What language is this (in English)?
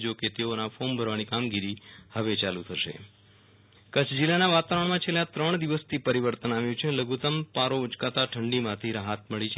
Gujarati